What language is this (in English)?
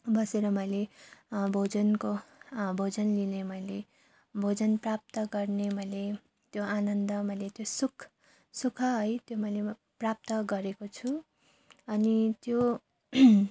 Nepali